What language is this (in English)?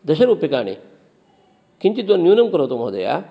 Sanskrit